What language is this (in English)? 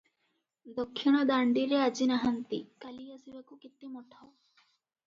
Odia